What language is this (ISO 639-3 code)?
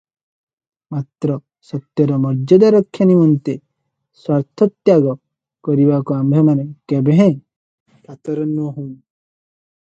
ori